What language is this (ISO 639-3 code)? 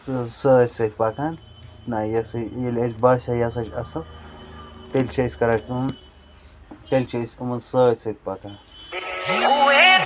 kas